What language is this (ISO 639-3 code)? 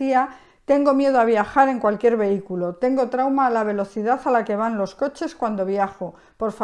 spa